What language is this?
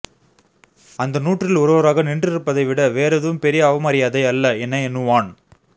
Tamil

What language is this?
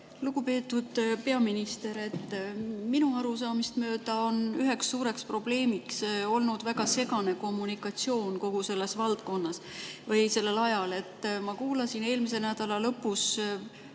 Estonian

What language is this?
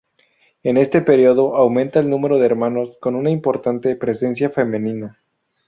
Spanish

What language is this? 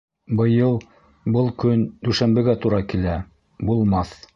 Bashkir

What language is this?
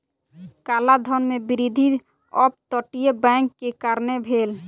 Maithili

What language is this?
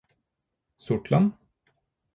Norwegian Bokmål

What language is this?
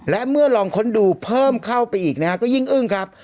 Thai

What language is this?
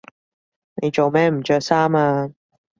Cantonese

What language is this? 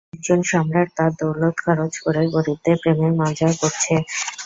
Bangla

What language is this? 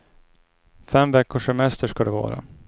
Swedish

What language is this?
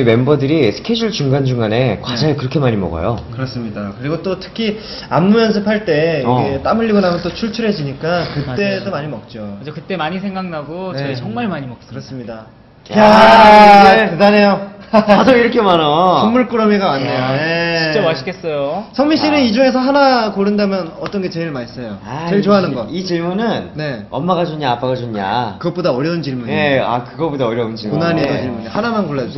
Korean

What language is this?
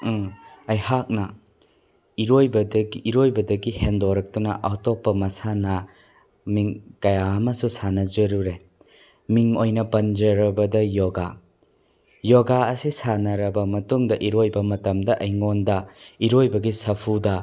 Manipuri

